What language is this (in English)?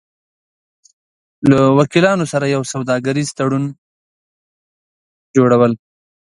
Pashto